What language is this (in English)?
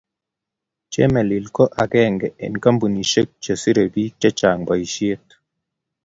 Kalenjin